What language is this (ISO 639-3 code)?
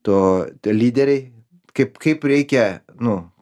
lit